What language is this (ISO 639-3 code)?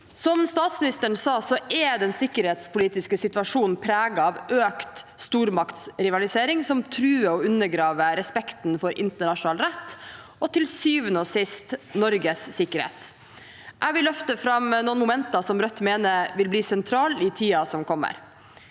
nor